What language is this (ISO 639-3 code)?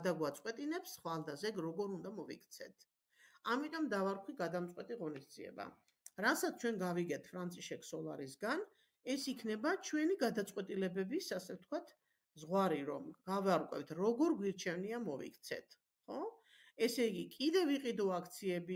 ara